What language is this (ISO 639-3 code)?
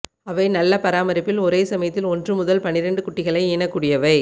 tam